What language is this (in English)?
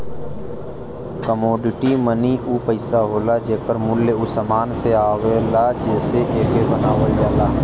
Bhojpuri